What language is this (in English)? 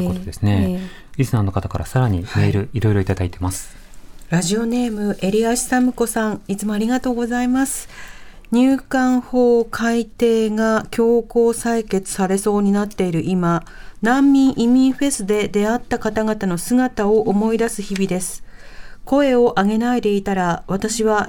Japanese